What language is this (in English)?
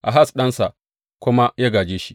Hausa